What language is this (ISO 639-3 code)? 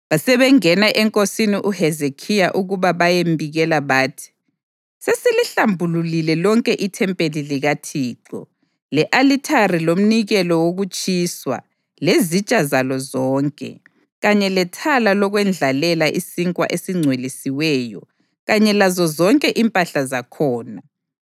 nde